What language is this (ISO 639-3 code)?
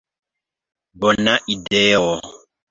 epo